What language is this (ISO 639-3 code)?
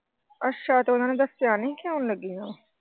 pan